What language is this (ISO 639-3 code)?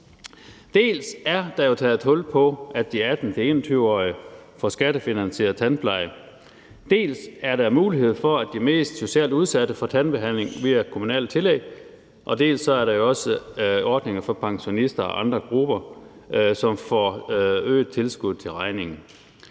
dan